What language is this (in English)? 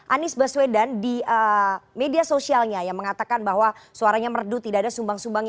Indonesian